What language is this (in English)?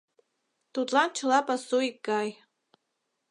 Mari